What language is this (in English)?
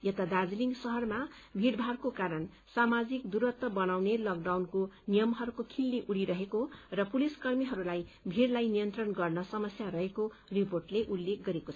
Nepali